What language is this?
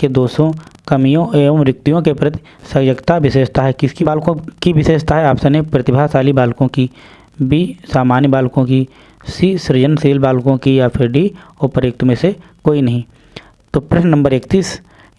Hindi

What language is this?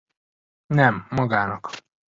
Hungarian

